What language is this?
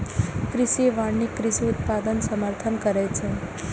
Maithili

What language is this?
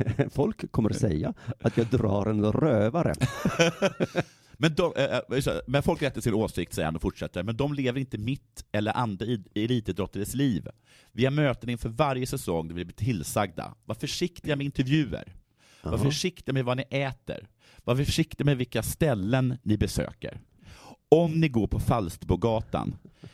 Swedish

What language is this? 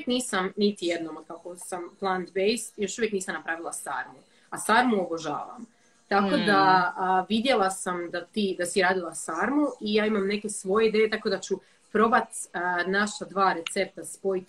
Croatian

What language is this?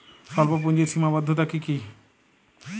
Bangla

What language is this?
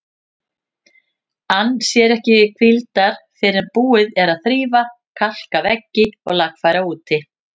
Icelandic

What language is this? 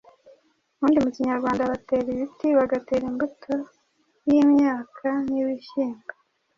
Kinyarwanda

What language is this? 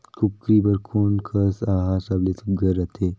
Chhattisgarhi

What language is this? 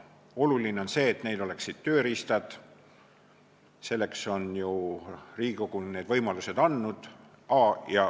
Estonian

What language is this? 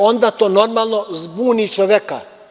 Serbian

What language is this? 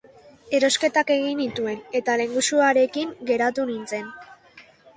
Basque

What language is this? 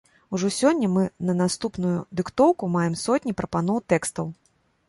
Belarusian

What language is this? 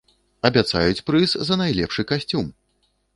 Belarusian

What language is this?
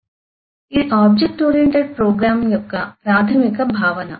Telugu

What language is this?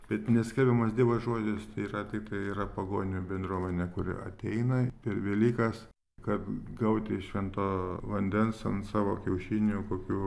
Lithuanian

